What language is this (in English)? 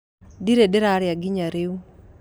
Kikuyu